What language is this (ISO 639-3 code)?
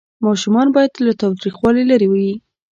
pus